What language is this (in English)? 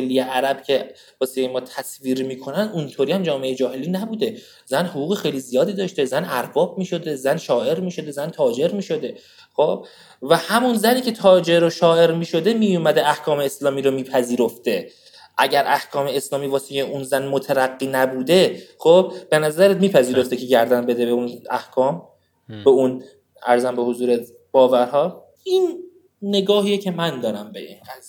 Persian